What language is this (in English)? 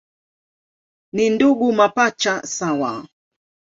Swahili